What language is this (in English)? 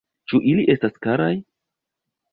Esperanto